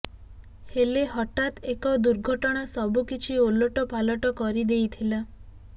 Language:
Odia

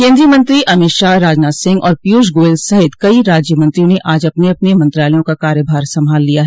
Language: Hindi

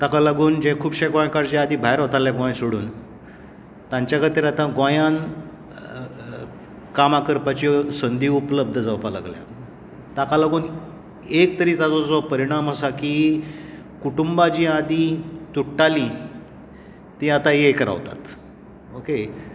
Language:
Konkani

